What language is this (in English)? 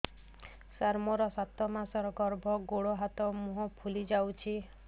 Odia